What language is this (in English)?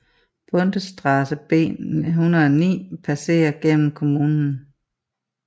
Danish